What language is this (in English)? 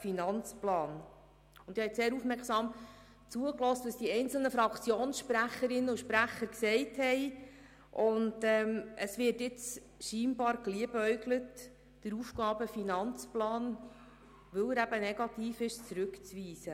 Swiss German